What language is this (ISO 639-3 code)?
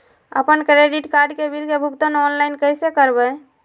mag